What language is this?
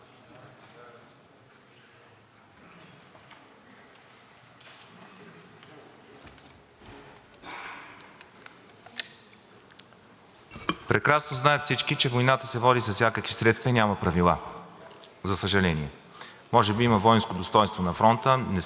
Bulgarian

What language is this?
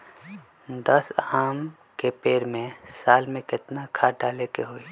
Magahi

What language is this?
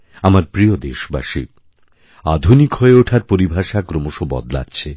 Bangla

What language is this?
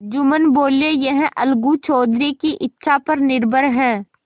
Hindi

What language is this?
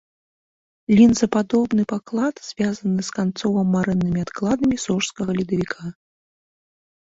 Belarusian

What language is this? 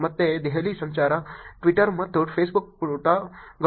Kannada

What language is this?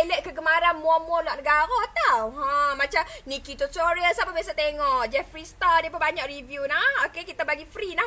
Malay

